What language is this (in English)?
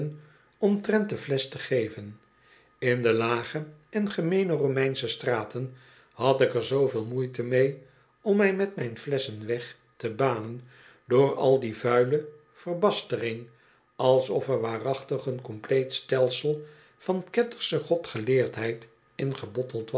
Dutch